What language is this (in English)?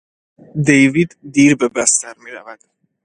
Persian